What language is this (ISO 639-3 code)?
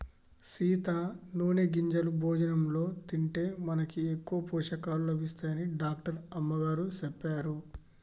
tel